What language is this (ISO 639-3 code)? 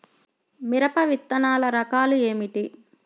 tel